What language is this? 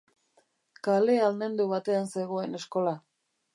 Basque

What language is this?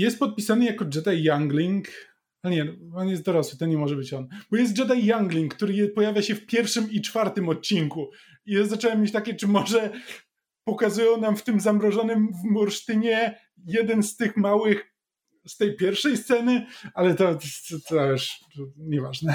Polish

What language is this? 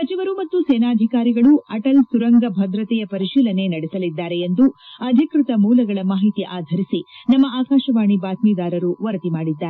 Kannada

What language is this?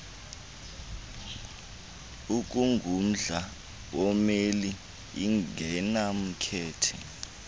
Xhosa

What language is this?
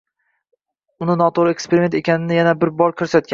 Uzbek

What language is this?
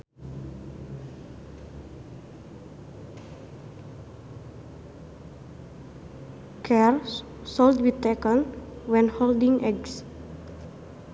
Sundanese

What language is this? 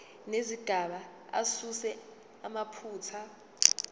Zulu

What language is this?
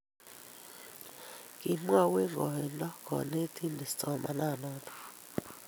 Kalenjin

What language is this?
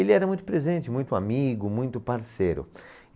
Portuguese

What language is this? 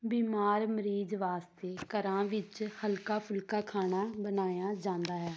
Punjabi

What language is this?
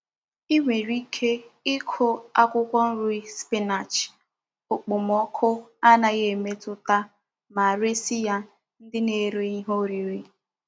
Igbo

